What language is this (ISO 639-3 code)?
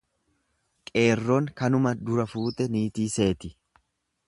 orm